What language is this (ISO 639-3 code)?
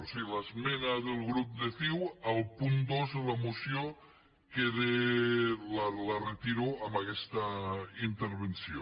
cat